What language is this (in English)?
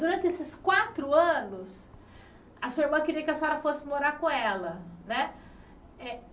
Portuguese